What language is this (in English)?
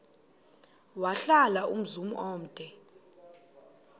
Xhosa